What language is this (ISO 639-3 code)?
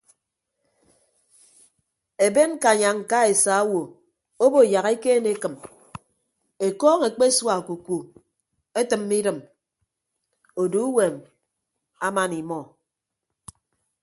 ibb